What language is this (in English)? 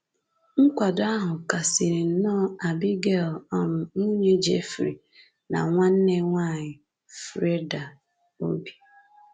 Igbo